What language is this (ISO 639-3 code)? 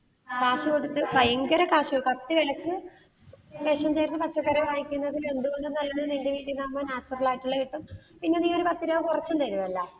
mal